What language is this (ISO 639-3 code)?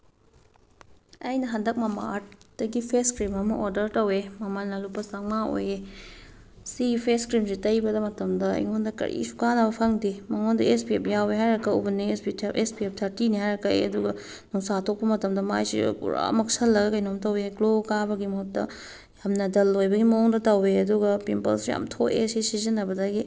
mni